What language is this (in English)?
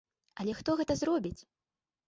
Belarusian